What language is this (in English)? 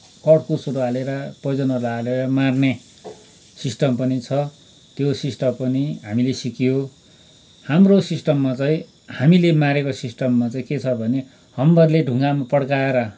Nepali